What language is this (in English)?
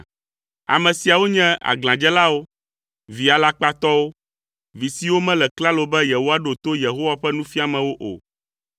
Ewe